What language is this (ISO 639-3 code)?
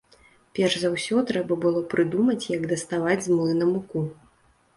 bel